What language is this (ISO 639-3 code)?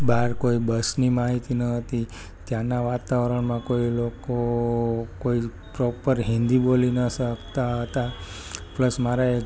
guj